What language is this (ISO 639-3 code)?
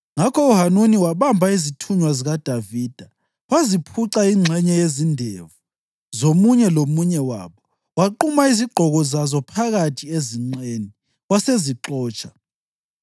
nde